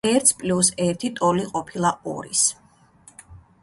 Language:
Georgian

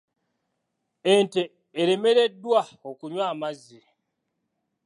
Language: Ganda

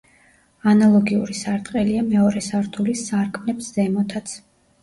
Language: Georgian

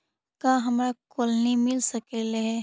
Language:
Magahi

